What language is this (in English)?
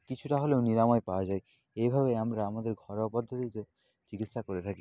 Bangla